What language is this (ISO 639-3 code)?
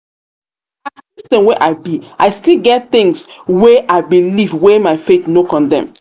pcm